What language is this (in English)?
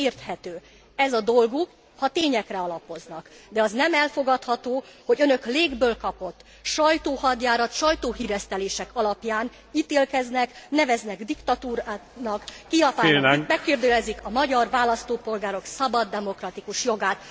Hungarian